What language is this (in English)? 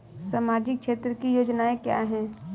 Hindi